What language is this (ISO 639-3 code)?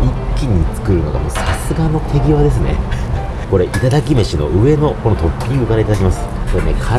jpn